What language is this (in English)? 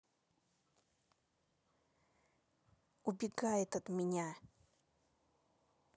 Russian